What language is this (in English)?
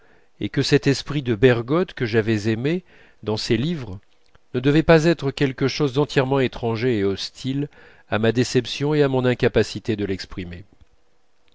French